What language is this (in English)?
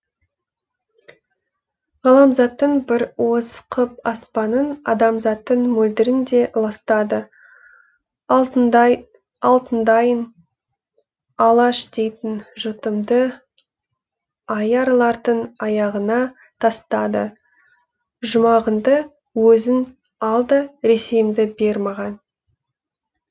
Kazakh